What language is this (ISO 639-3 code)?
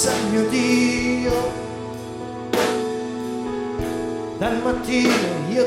slk